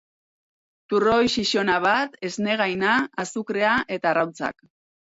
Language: Basque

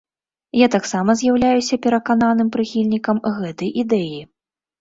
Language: Belarusian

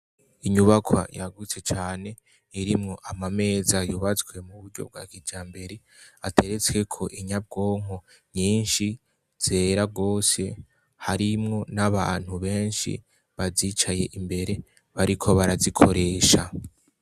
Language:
Rundi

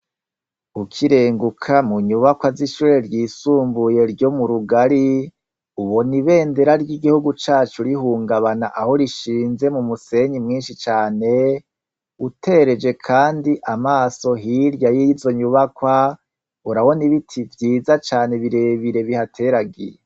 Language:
Rundi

